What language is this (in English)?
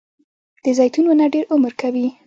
Pashto